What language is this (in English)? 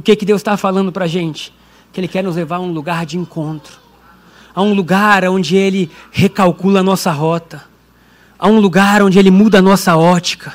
Portuguese